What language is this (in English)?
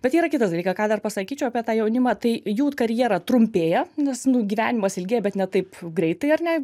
Lithuanian